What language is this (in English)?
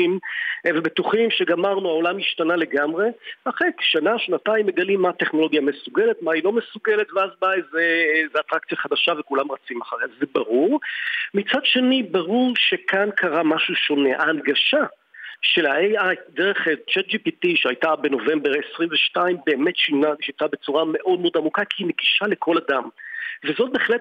Hebrew